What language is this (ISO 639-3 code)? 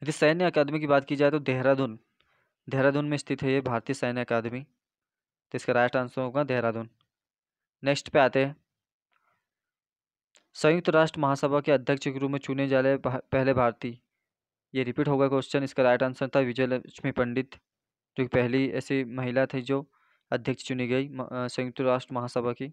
hin